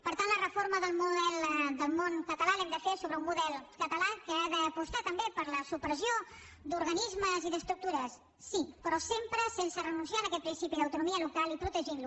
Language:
Catalan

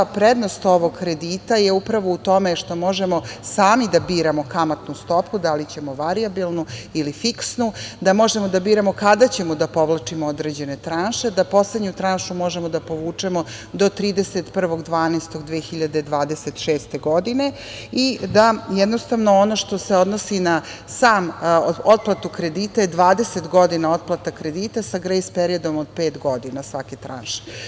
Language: Serbian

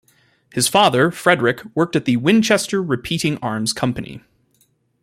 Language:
English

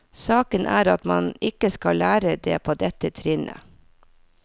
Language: Norwegian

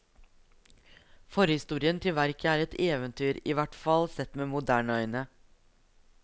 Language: Norwegian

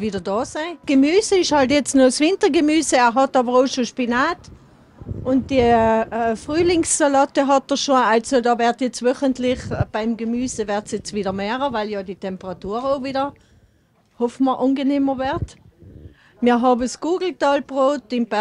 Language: German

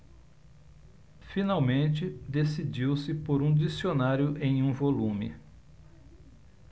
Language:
Portuguese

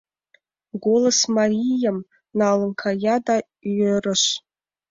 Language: Mari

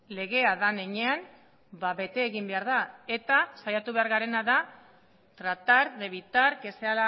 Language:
Basque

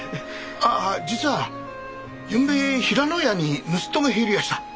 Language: Japanese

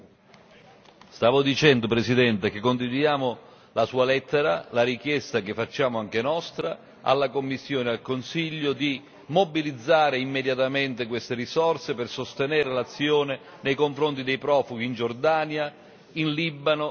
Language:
Italian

